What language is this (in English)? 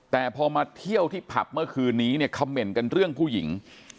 Thai